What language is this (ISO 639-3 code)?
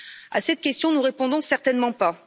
fra